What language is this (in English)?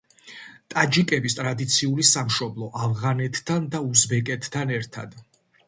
Georgian